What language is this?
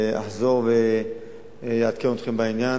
Hebrew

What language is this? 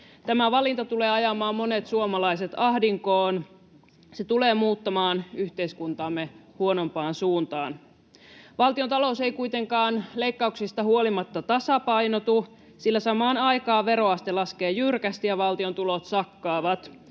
Finnish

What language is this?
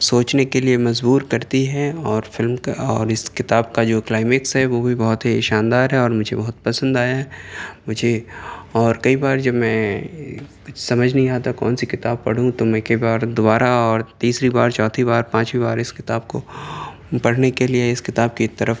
Urdu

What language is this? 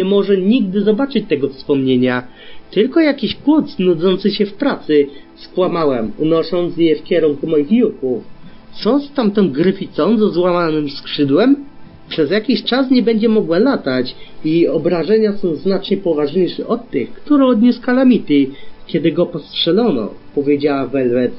Polish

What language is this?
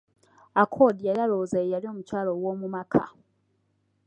Ganda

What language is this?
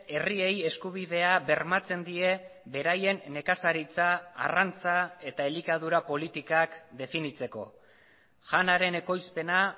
Basque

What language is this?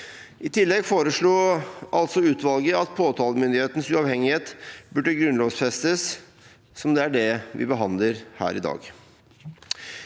Norwegian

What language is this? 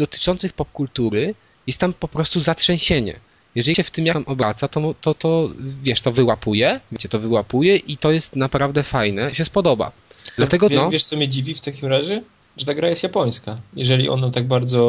Polish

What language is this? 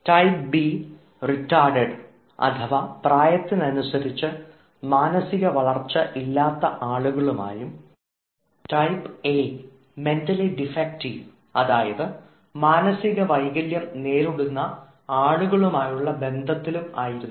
Malayalam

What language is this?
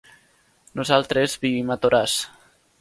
Catalan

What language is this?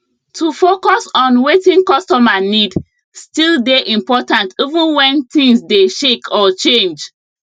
Nigerian Pidgin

